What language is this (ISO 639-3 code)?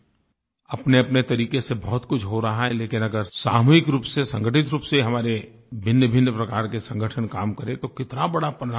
hin